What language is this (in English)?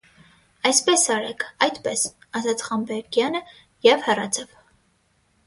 Armenian